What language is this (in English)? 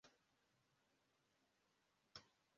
Kinyarwanda